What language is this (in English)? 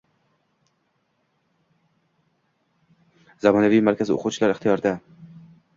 Uzbek